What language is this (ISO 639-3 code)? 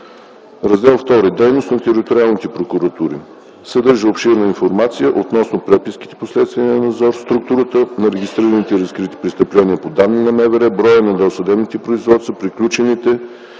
bul